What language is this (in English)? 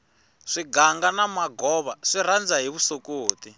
Tsonga